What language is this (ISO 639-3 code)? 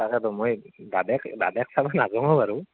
asm